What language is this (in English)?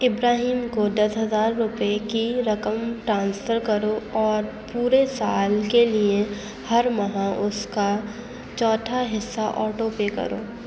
Urdu